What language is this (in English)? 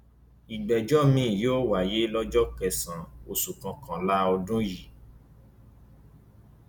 Yoruba